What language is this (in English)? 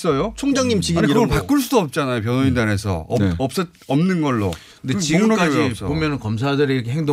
Korean